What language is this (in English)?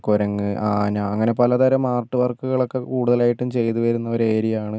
Malayalam